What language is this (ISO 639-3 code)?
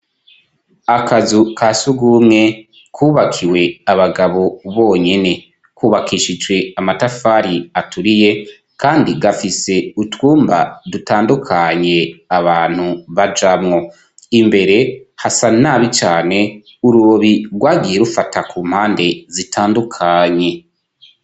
run